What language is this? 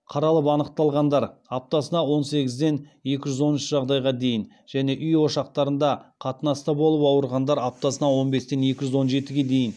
Kazakh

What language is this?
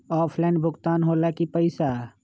Magahi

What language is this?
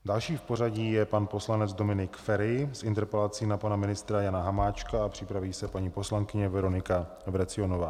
Czech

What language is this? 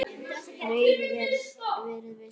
Icelandic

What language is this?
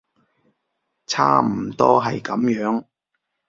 Cantonese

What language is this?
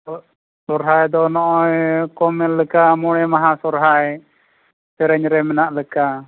Santali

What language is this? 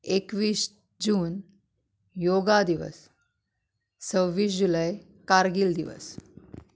Konkani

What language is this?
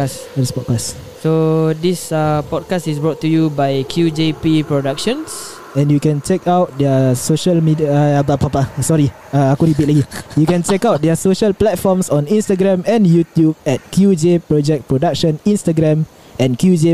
Malay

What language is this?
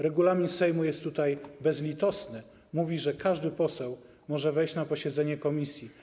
Polish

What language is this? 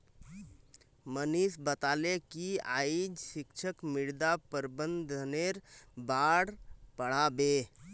Magahi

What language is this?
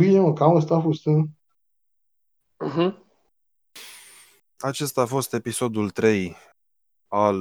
Romanian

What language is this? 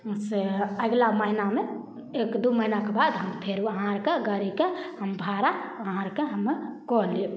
Maithili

